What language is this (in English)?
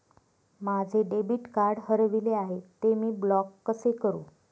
Marathi